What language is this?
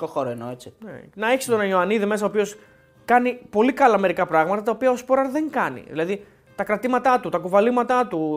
Greek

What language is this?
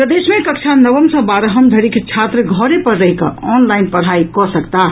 Maithili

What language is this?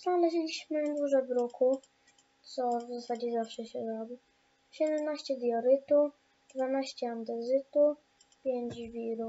Polish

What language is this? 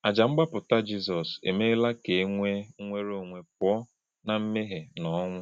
Igbo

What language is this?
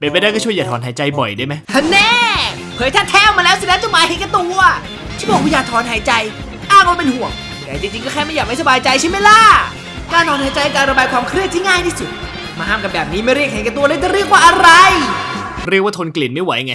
Thai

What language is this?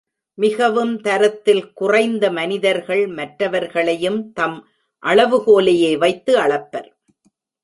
Tamil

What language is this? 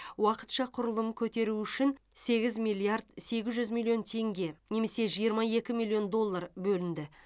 Kazakh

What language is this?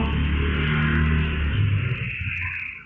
Thai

